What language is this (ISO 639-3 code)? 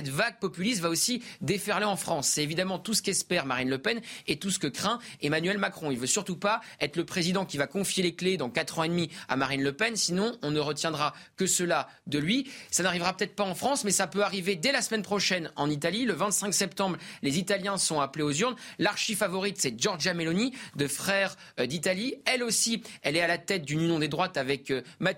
fra